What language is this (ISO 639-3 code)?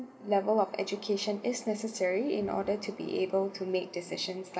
eng